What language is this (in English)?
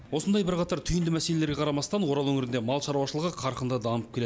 Kazakh